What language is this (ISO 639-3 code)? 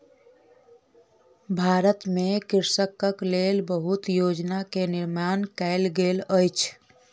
mai